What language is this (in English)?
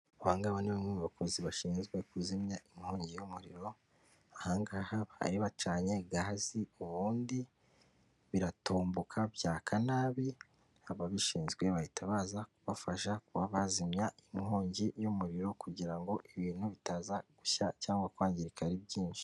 Kinyarwanda